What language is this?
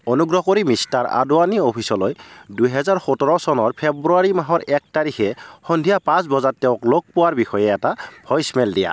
Assamese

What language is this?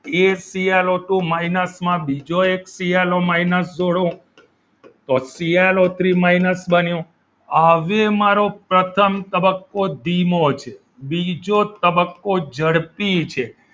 Gujarati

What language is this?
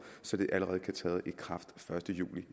Danish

